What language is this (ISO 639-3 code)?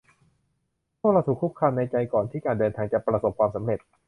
tha